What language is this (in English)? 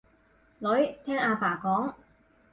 Cantonese